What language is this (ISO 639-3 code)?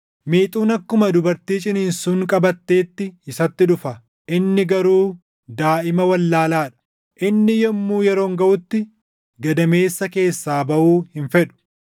orm